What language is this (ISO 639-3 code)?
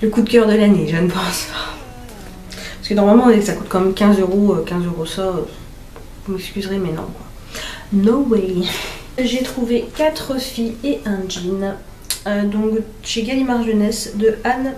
fra